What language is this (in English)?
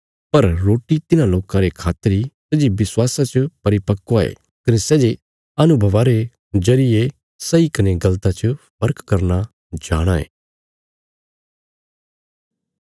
Bilaspuri